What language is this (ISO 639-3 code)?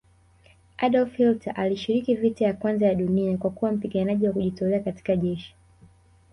swa